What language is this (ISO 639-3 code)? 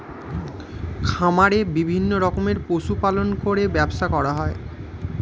ben